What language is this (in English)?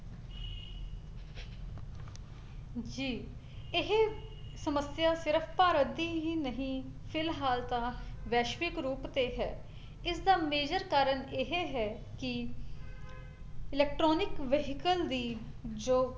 Punjabi